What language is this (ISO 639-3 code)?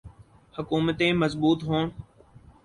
urd